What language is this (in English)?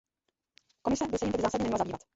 Czech